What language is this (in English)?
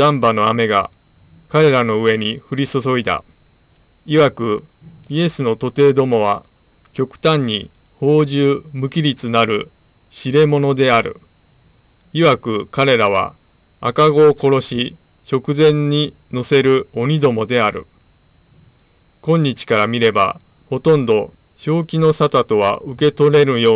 Japanese